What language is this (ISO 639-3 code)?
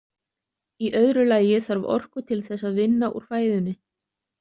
isl